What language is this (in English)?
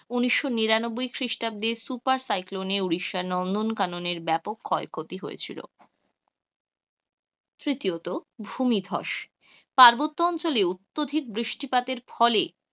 Bangla